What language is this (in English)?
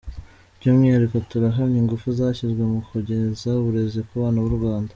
Kinyarwanda